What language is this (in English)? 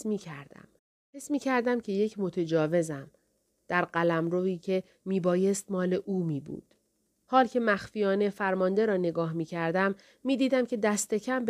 Persian